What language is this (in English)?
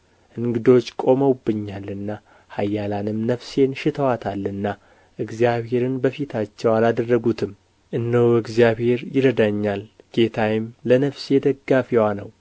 Amharic